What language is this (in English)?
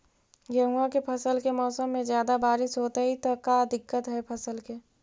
Magahi